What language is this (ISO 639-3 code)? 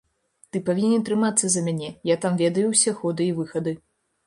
bel